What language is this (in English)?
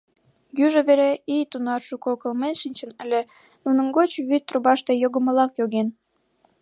Mari